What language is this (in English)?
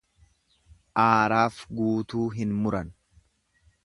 Oromo